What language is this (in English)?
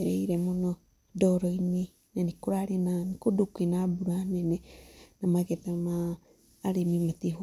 Kikuyu